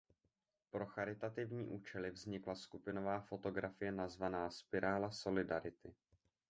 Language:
Czech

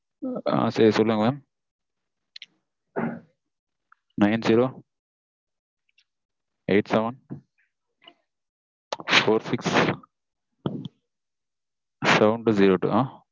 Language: Tamil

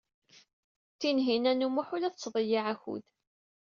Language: Kabyle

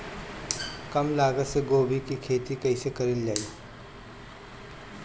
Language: Bhojpuri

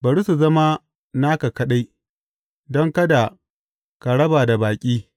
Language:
Hausa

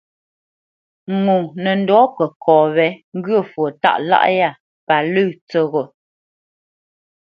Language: Bamenyam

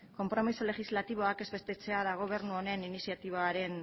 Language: Basque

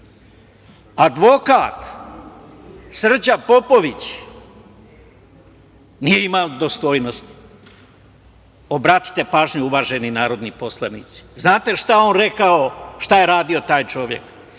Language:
Serbian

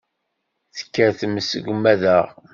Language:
Kabyle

